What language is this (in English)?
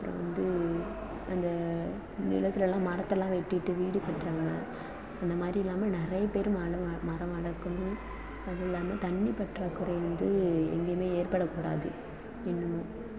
Tamil